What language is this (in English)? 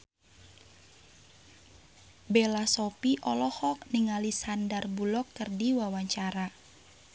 Sundanese